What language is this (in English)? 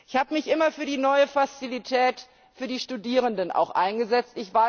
German